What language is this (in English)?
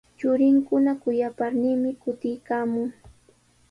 Sihuas Ancash Quechua